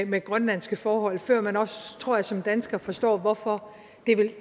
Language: Danish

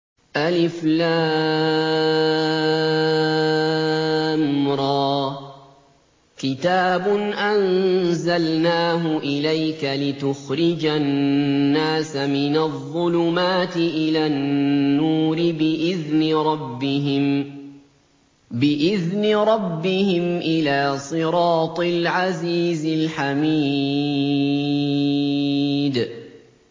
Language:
Arabic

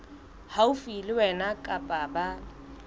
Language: Southern Sotho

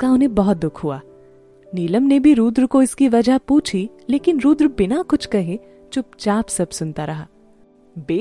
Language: Hindi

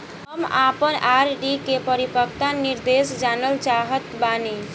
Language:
Bhojpuri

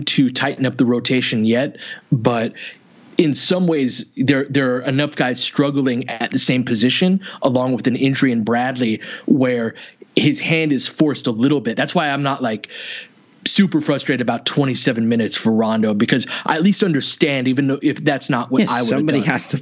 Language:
English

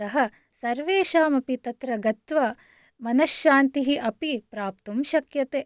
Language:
Sanskrit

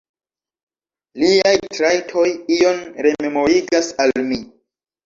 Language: Esperanto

